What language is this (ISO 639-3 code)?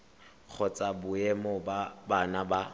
tsn